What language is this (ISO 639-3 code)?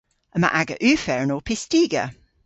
cor